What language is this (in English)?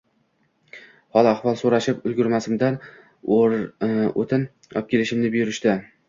Uzbek